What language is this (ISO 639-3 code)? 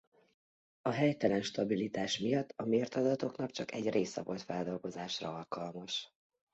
hun